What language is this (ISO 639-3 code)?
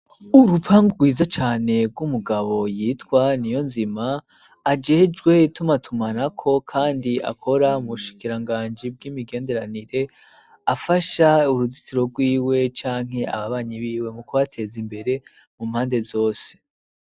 run